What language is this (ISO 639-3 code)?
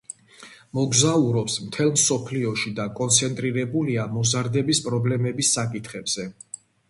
kat